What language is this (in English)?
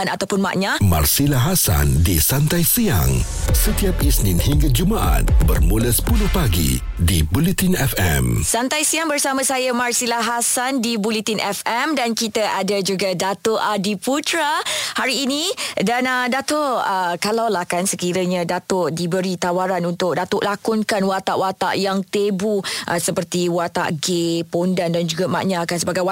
Malay